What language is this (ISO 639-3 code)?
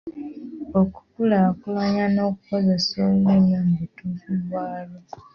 lug